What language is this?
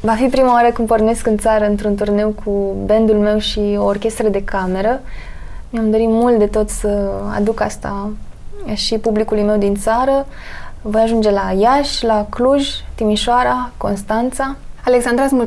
Romanian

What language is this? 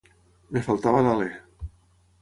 Catalan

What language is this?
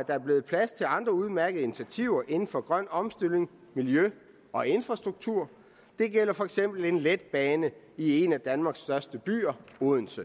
Danish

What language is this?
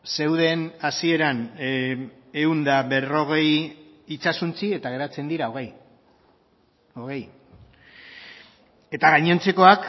Basque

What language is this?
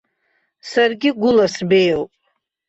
Abkhazian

